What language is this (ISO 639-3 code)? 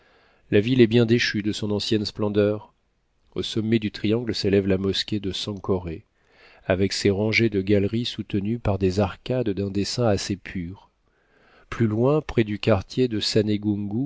fra